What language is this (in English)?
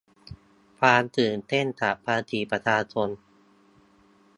Thai